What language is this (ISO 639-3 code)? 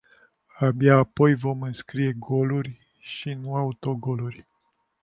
ron